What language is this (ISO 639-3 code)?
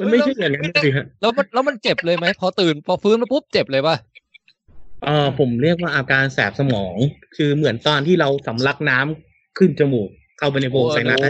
tha